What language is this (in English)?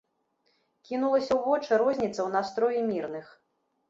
Belarusian